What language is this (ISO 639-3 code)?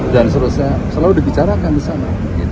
ind